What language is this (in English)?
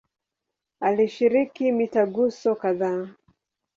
Swahili